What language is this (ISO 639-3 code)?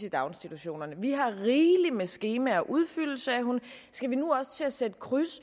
dan